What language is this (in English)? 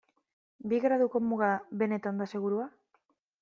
Basque